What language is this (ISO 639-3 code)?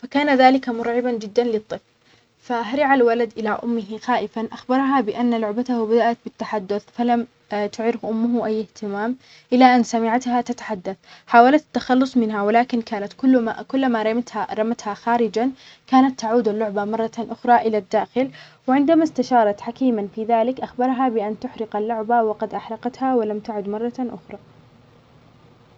acx